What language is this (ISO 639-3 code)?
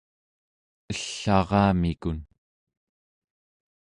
esu